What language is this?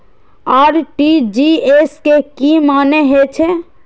Maithili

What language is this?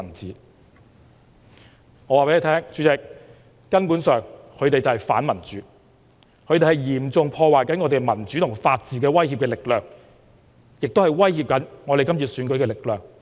Cantonese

